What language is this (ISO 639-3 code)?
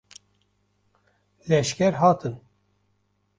kur